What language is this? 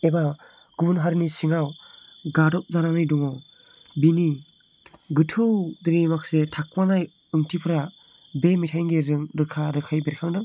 Bodo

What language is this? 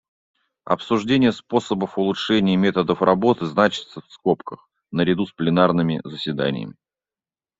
Russian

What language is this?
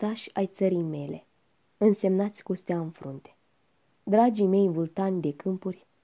Romanian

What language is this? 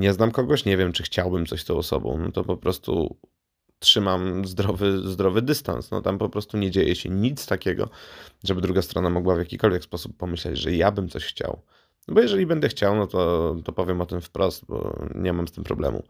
Polish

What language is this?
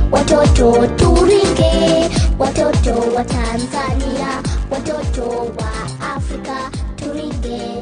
Swahili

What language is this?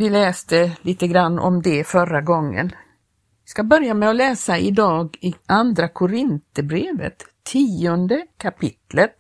Swedish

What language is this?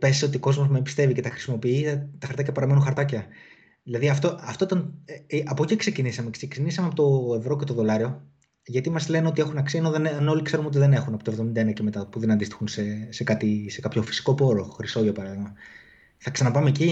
Greek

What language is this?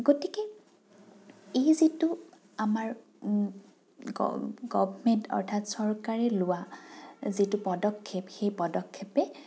Assamese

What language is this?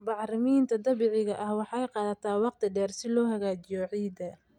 Somali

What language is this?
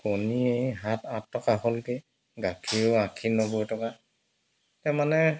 Assamese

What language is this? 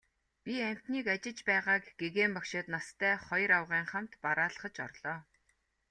Mongolian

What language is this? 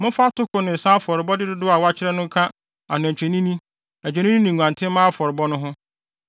Akan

